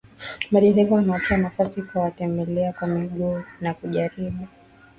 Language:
Swahili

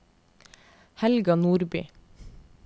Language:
Norwegian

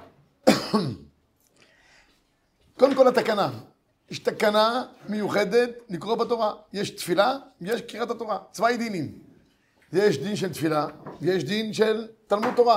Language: Hebrew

